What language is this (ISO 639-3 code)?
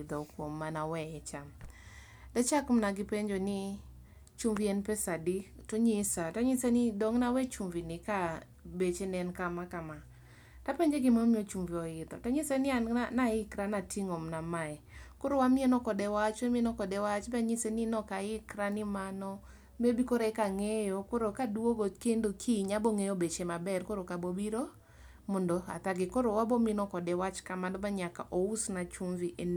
luo